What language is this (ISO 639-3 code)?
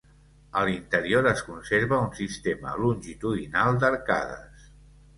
cat